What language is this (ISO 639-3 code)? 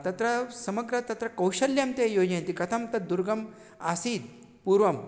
san